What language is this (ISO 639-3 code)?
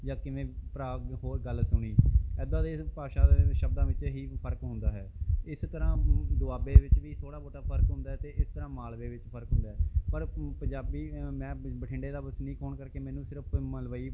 pan